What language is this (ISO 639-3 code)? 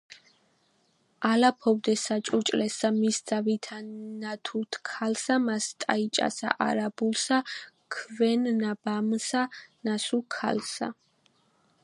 kat